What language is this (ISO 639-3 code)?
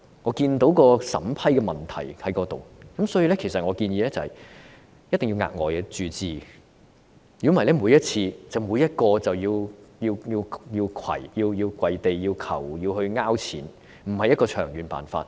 yue